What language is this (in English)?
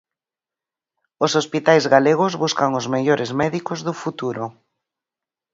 Galician